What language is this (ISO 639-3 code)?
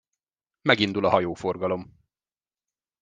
hun